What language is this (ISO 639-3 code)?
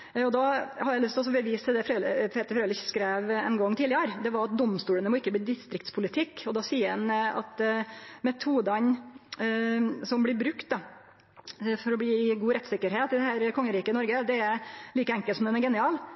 nno